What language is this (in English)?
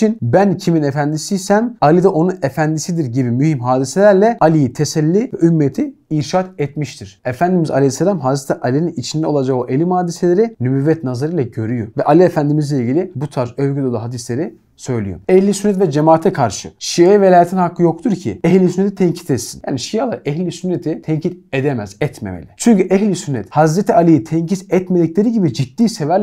Turkish